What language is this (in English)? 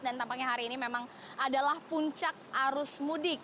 Indonesian